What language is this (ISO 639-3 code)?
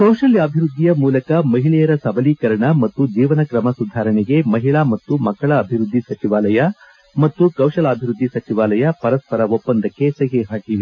kan